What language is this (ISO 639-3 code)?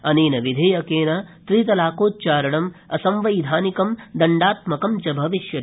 san